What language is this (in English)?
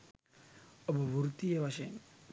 Sinhala